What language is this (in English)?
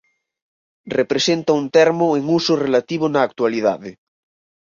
Galician